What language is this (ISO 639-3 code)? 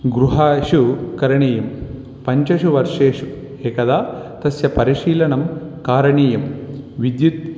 san